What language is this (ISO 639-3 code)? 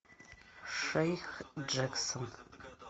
rus